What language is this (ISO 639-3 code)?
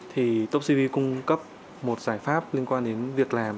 vie